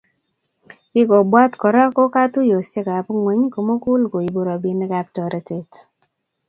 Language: Kalenjin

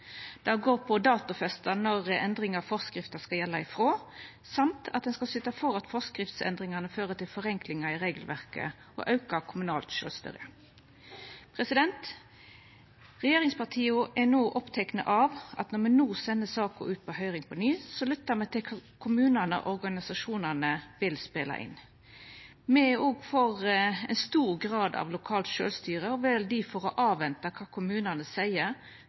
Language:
Norwegian Nynorsk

